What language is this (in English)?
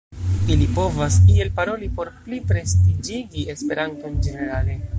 Esperanto